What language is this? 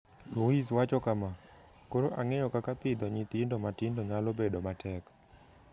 Luo (Kenya and Tanzania)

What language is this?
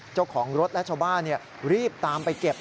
Thai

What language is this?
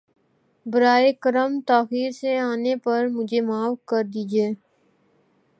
Urdu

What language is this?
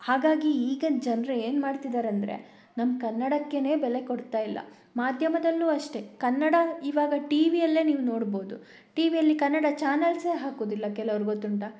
Kannada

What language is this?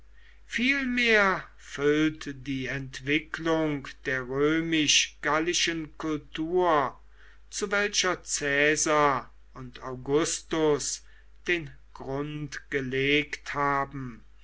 German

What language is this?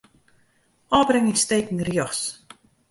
Western Frisian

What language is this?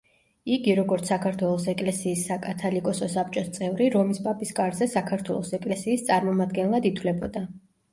Georgian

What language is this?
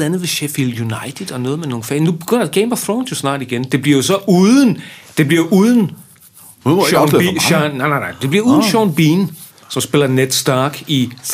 Danish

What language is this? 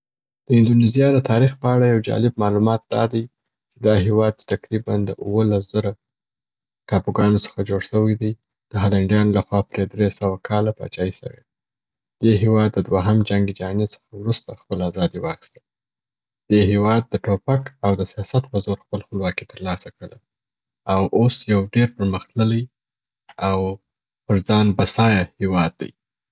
Southern Pashto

